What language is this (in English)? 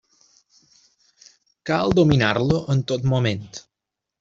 Catalan